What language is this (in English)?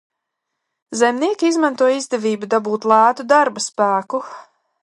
Latvian